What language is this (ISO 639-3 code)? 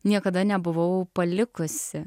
lit